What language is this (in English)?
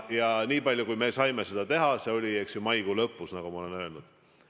Estonian